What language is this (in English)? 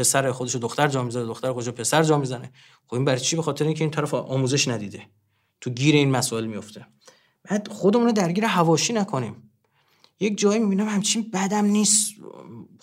Persian